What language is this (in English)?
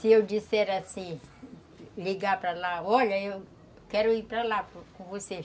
Portuguese